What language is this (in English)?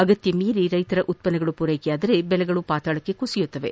Kannada